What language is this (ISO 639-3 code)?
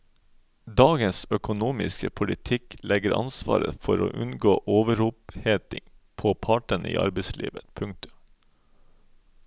nor